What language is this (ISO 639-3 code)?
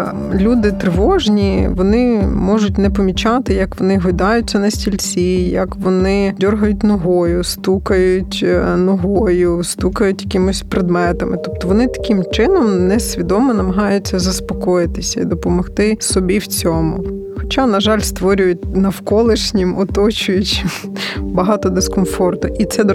ukr